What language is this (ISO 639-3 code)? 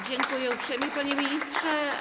pol